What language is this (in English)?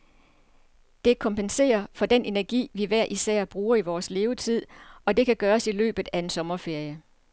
Danish